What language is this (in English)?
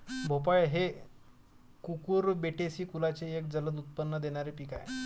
Marathi